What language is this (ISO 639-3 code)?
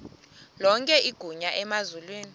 xho